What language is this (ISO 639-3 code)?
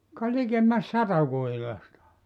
fin